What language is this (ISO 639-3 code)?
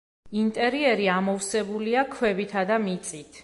kat